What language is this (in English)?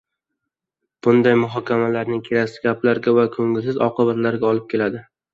Uzbek